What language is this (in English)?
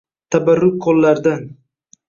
Uzbek